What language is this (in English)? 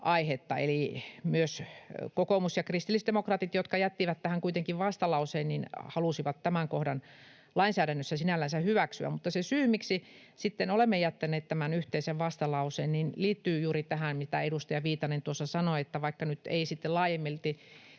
Finnish